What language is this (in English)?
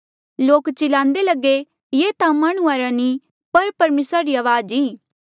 Mandeali